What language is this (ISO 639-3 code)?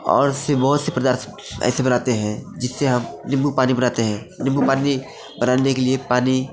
hin